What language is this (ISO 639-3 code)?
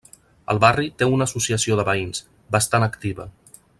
cat